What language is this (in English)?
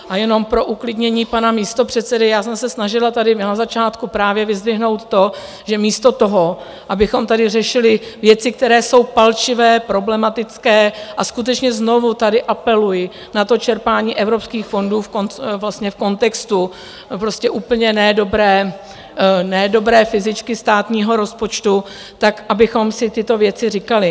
Czech